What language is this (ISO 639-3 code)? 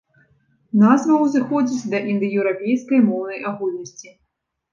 bel